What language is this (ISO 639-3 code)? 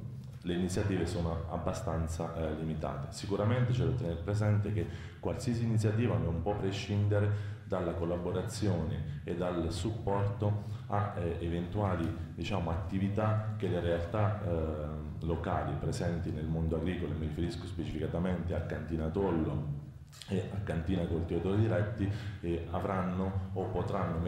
ita